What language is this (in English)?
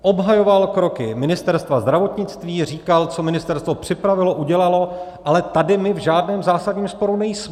Czech